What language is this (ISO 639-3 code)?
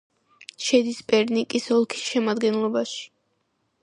kat